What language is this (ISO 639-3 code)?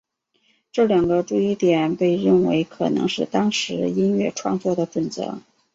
zho